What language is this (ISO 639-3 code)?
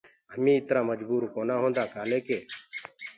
ggg